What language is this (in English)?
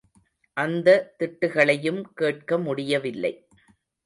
Tamil